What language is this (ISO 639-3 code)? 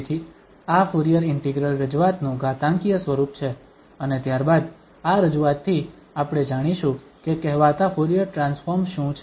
guj